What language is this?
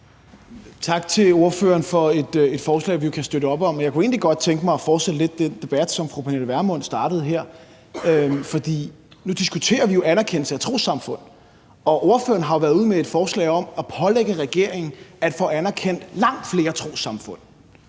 Danish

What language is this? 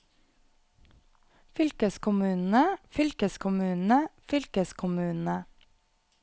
Norwegian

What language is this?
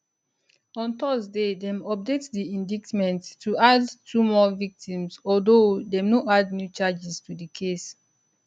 Nigerian Pidgin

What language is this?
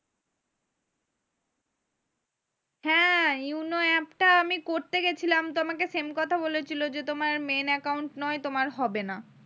Bangla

